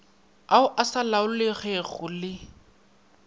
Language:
Northern Sotho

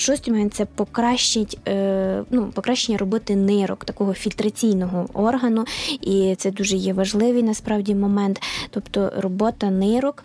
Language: Ukrainian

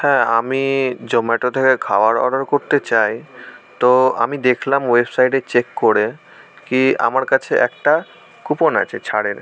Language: Bangla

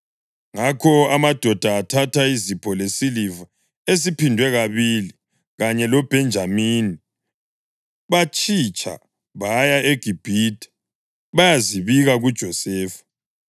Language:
North Ndebele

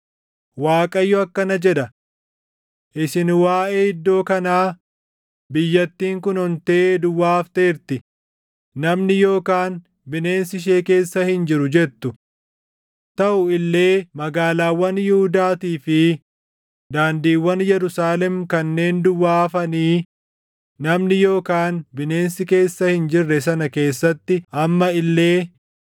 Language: Oromo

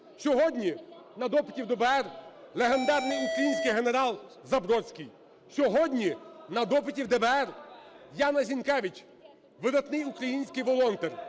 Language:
Ukrainian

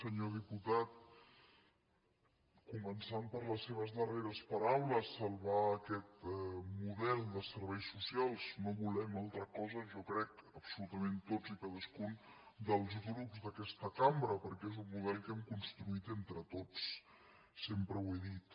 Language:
Catalan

